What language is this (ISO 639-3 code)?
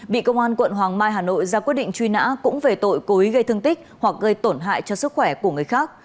vie